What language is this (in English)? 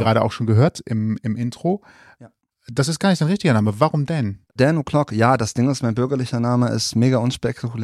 German